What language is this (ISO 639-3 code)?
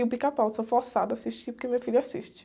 por